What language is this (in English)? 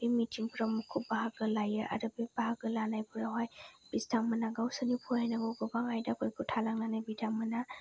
Bodo